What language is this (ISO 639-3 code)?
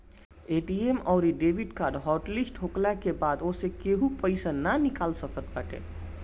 bho